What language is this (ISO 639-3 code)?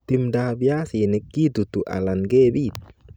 kln